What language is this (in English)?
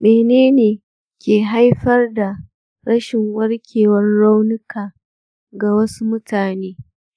Hausa